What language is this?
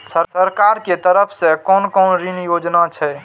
Maithili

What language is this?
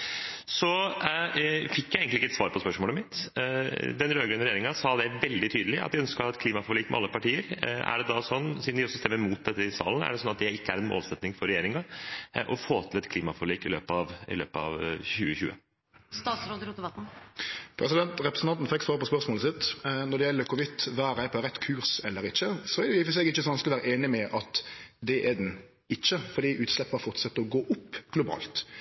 Norwegian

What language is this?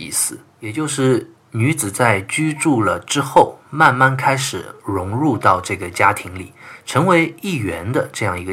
Chinese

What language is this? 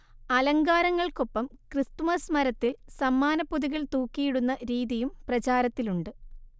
Malayalam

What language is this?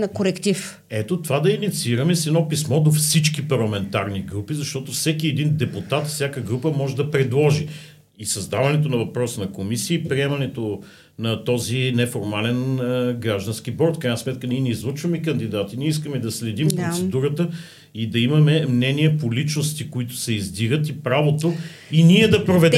Bulgarian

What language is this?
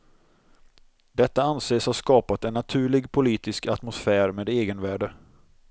Swedish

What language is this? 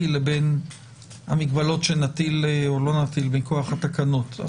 Hebrew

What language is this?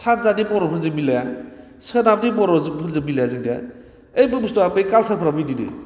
Bodo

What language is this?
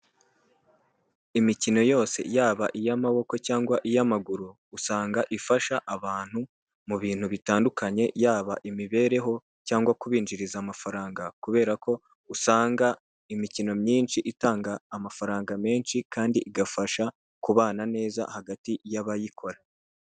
Kinyarwanda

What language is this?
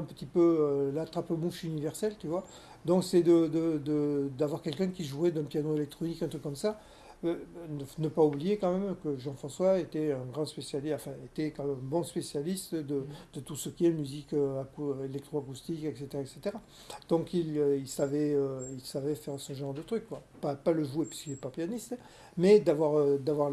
French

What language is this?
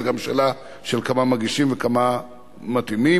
Hebrew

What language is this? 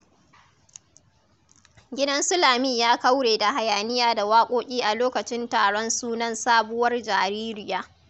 Hausa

